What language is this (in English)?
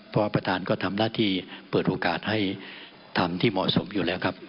Thai